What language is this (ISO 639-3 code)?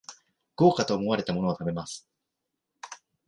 jpn